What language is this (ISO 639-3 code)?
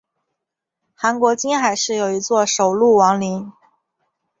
zho